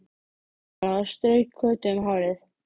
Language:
Icelandic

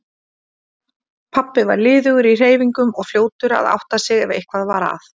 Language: Icelandic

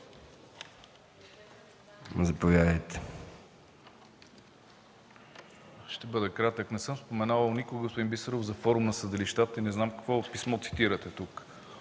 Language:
Bulgarian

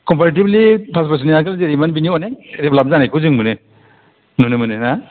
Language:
Bodo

